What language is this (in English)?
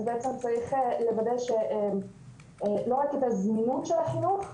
Hebrew